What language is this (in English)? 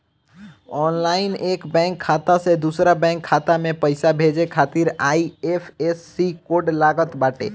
Bhojpuri